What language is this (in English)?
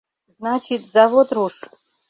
Mari